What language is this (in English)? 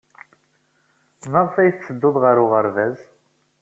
Kabyle